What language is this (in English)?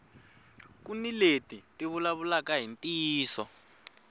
Tsonga